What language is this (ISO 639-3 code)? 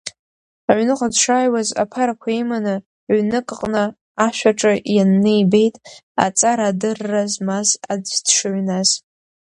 abk